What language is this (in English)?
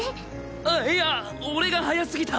Japanese